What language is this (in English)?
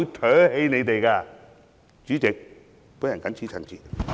Cantonese